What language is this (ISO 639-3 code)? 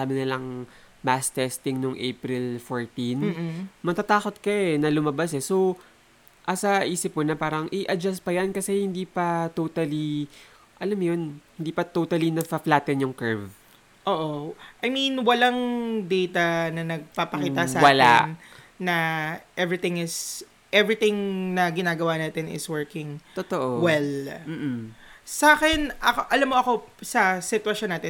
fil